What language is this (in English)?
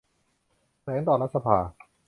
Thai